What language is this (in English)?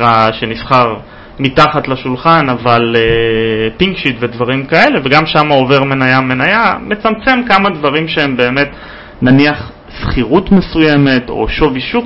Hebrew